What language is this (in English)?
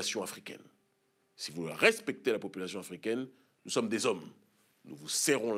French